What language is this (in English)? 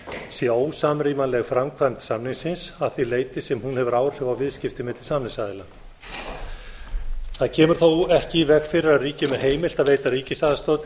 Icelandic